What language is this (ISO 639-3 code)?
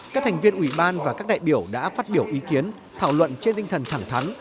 vie